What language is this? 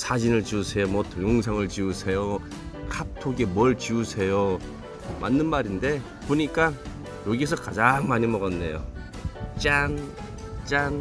Korean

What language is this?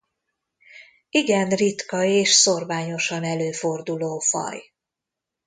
Hungarian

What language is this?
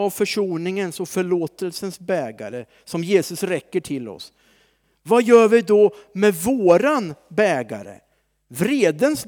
Swedish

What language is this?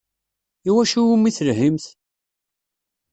Kabyle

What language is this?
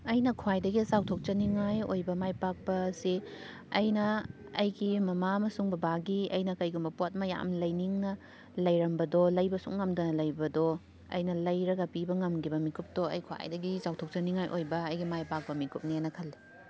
Manipuri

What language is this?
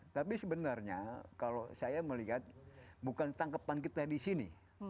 Indonesian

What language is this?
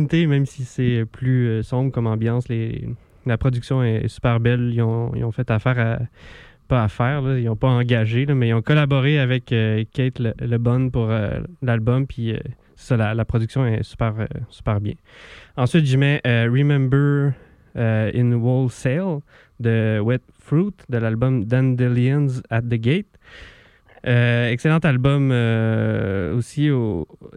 French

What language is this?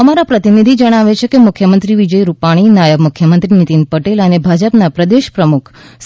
Gujarati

